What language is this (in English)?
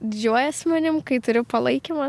Lithuanian